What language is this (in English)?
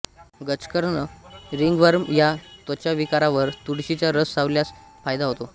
Marathi